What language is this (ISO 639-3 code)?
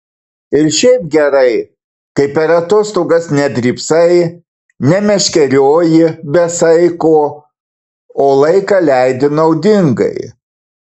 lit